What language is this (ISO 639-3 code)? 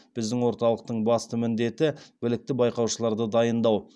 kaz